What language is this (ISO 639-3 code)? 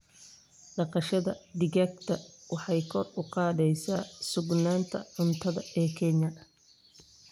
som